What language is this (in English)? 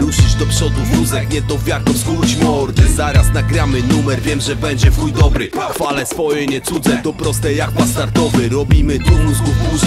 Polish